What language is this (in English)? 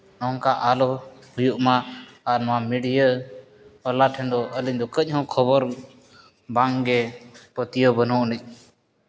Santali